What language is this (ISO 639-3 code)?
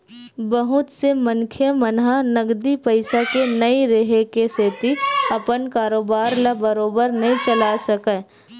hne